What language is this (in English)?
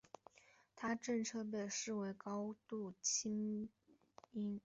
Chinese